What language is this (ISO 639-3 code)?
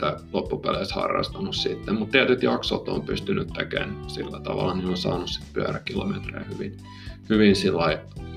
fin